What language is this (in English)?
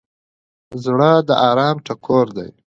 Pashto